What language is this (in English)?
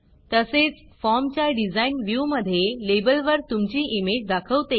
Marathi